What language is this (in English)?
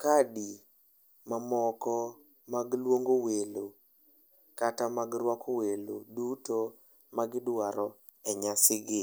Luo (Kenya and Tanzania)